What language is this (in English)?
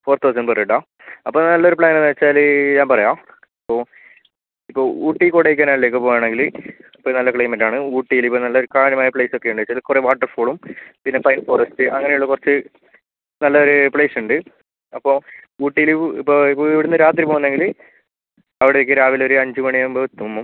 Malayalam